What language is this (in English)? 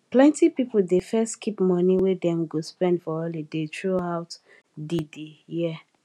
Nigerian Pidgin